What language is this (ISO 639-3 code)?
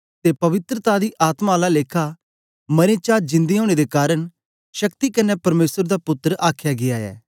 doi